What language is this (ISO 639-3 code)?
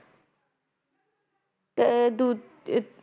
pan